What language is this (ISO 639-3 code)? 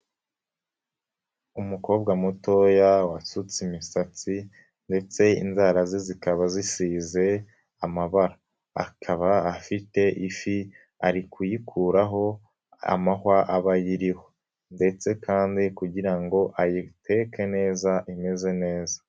kin